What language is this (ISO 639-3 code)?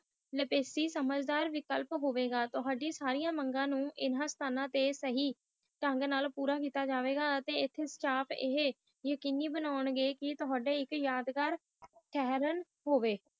pan